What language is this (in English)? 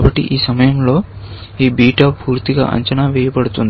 Telugu